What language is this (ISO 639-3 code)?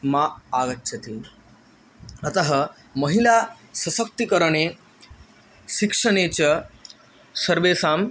san